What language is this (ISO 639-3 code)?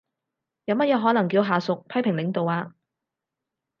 yue